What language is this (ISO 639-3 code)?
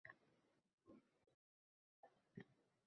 uzb